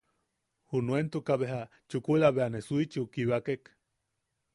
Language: Yaqui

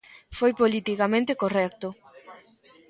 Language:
Galician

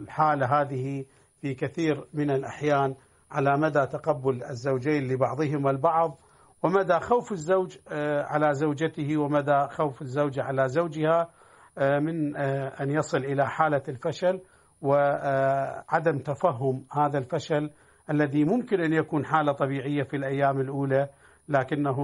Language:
Arabic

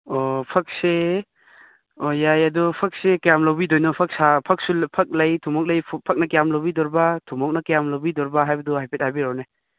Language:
Manipuri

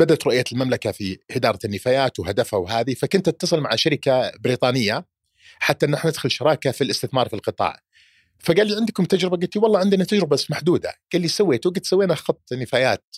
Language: Arabic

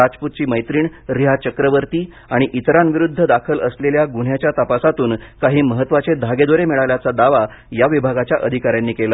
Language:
Marathi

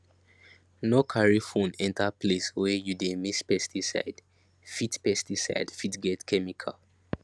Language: Nigerian Pidgin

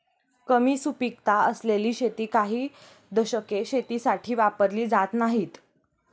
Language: Marathi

